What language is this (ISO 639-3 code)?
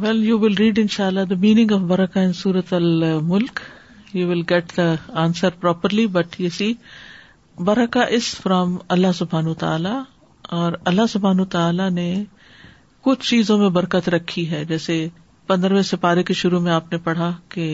urd